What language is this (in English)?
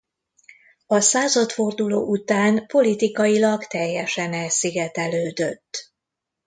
Hungarian